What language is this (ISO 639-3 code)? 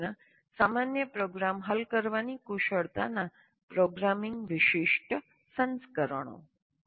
guj